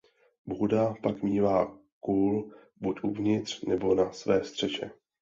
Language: Czech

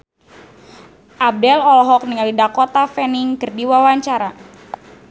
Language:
Sundanese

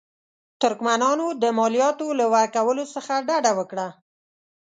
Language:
Pashto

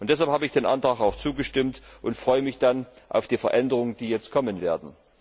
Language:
German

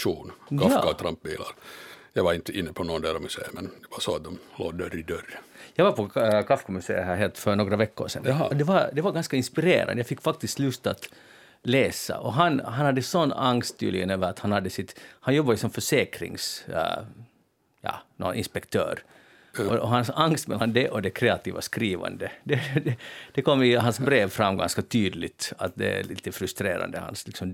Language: Swedish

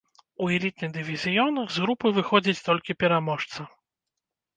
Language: Belarusian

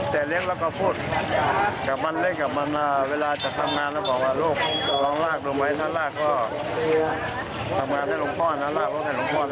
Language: Thai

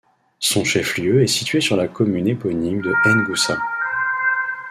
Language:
French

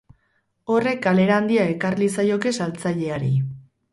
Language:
Basque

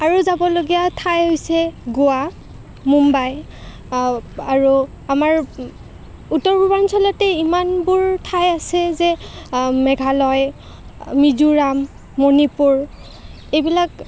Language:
Assamese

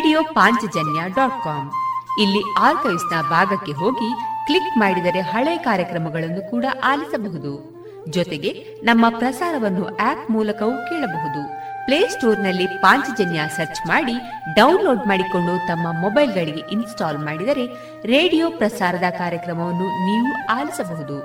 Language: Kannada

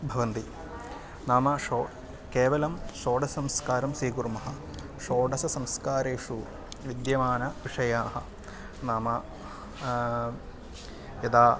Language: Sanskrit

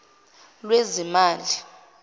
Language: Zulu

